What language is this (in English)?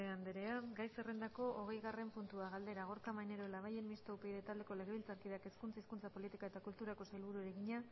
Basque